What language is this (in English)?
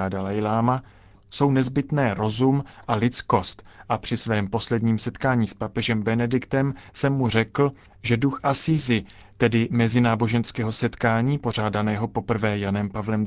Czech